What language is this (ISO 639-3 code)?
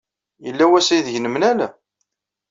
kab